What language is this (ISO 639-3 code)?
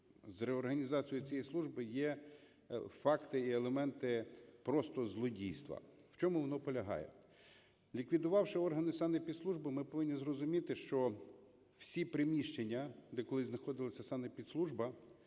ukr